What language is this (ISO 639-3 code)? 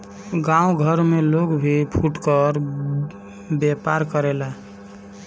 bho